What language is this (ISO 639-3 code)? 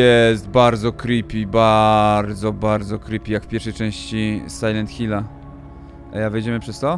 pol